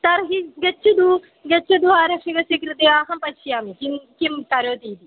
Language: Sanskrit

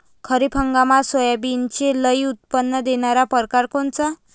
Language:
Marathi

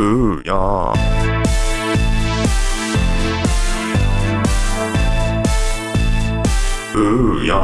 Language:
Korean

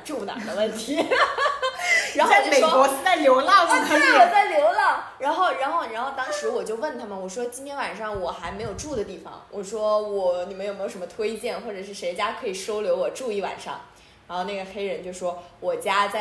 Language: Chinese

